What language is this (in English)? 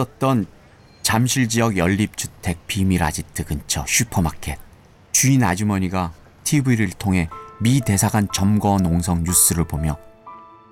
Korean